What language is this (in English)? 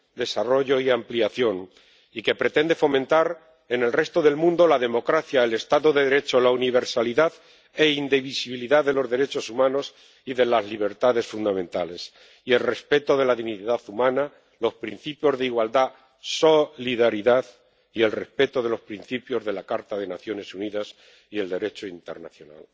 Spanish